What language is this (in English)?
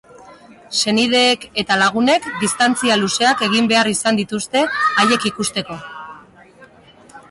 Basque